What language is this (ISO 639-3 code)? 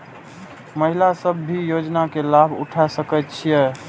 mai